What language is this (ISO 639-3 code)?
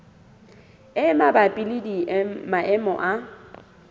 sot